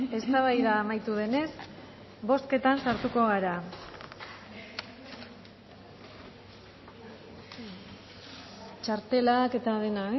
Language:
Basque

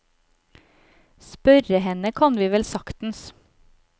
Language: Norwegian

